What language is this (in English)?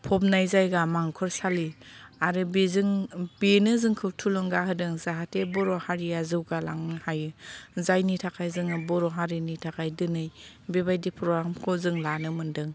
Bodo